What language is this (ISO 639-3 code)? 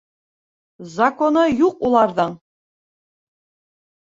bak